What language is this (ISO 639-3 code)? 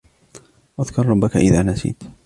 ara